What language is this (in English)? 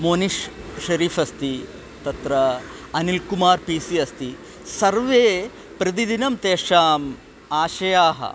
Sanskrit